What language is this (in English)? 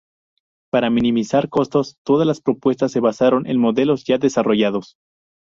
Spanish